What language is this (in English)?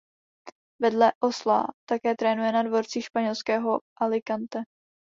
Czech